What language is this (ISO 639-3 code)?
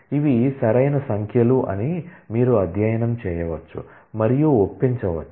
tel